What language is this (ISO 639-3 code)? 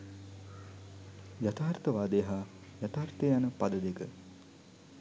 sin